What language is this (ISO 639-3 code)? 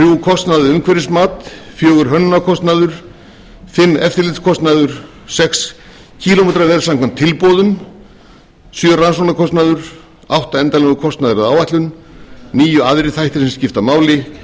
isl